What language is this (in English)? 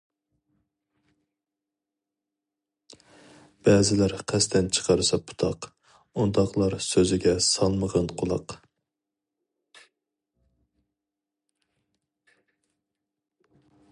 Uyghur